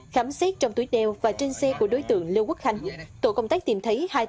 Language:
Vietnamese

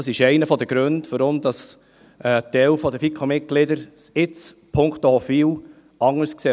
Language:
Swiss German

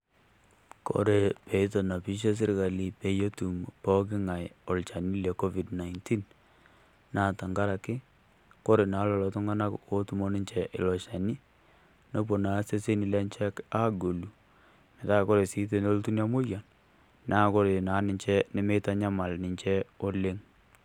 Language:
Masai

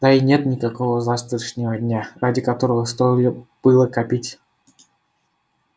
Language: Russian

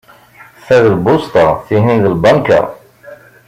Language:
Kabyle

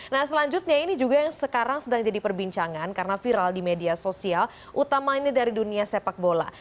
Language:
Indonesian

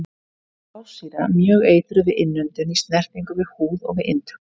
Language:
Icelandic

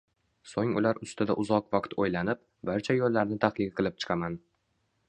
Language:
Uzbek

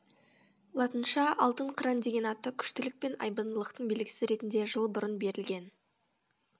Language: Kazakh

